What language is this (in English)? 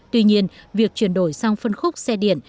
Vietnamese